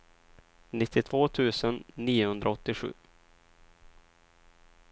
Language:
Swedish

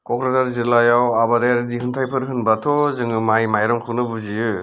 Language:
Bodo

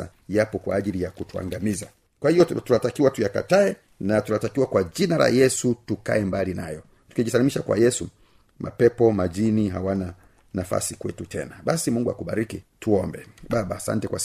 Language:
Swahili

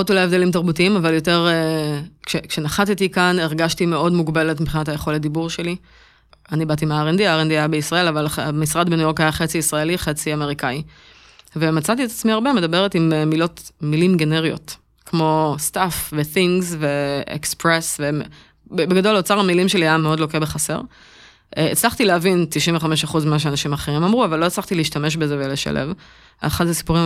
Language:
Hebrew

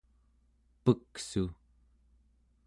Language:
Central Yupik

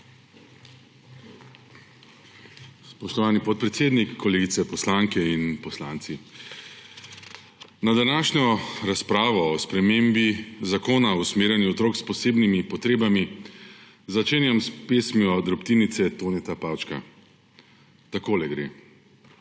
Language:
Slovenian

